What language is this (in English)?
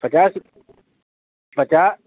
Urdu